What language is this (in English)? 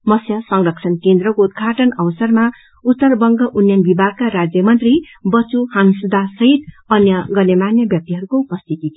Nepali